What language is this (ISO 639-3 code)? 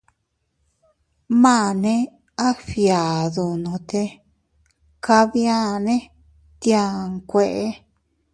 cut